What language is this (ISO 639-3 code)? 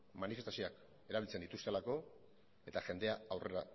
eus